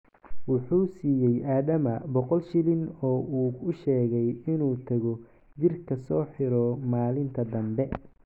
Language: Somali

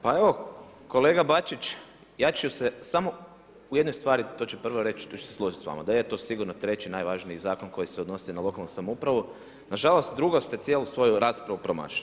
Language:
Croatian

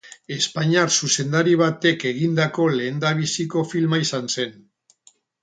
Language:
Basque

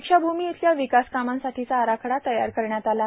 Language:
Marathi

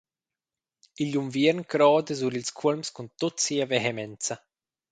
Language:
Romansh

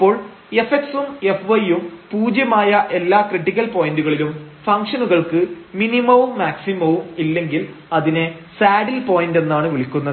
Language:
Malayalam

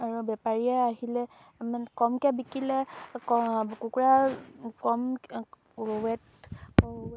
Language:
Assamese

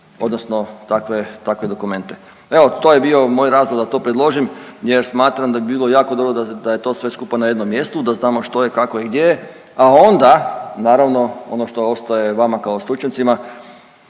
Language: Croatian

